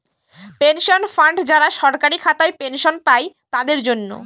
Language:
Bangla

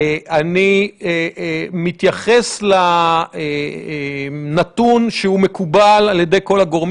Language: Hebrew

